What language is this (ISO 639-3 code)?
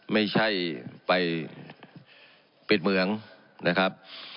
tha